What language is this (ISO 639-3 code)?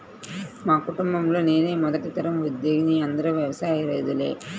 tel